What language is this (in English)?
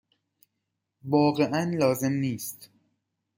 Persian